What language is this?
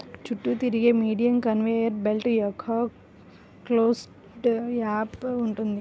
Telugu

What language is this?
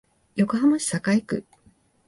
Japanese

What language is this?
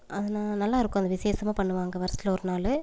Tamil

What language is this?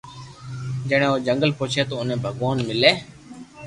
Loarki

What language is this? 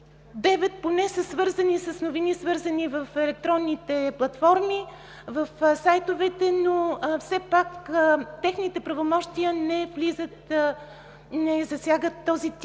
Bulgarian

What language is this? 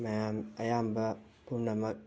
Manipuri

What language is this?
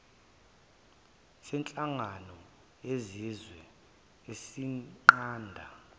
Zulu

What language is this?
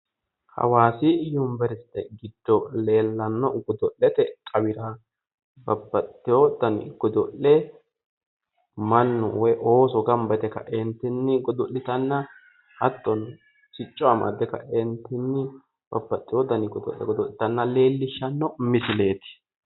Sidamo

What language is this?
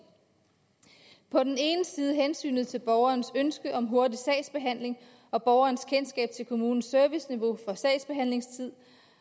Danish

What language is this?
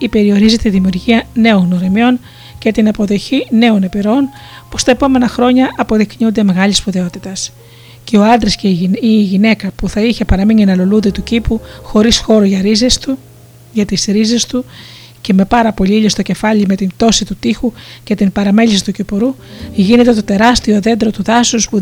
Greek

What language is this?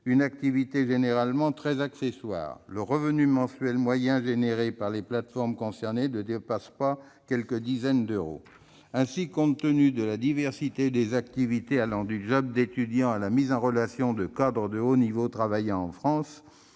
French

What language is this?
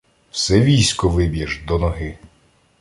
Ukrainian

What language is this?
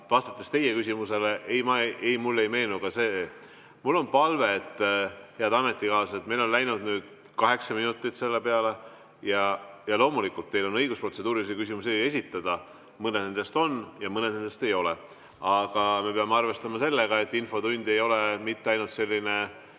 Estonian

